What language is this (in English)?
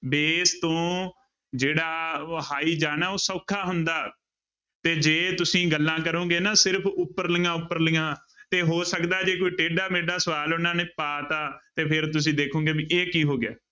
Punjabi